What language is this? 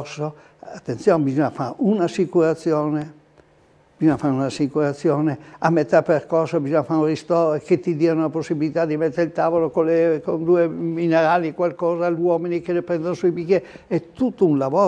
Italian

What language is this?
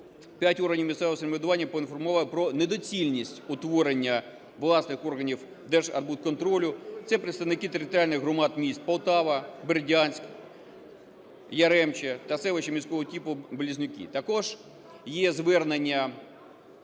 Ukrainian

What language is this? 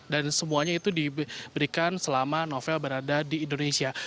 Indonesian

